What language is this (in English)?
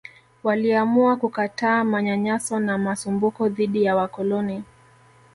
Swahili